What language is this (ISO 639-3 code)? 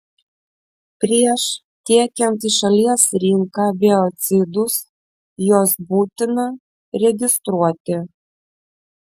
lit